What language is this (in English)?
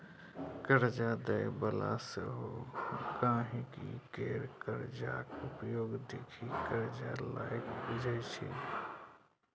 Maithili